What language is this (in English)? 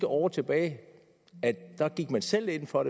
Danish